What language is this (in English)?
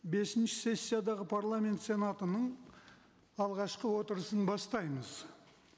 Kazakh